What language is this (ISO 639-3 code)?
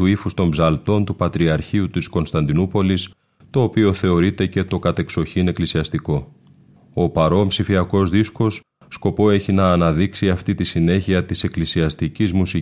ell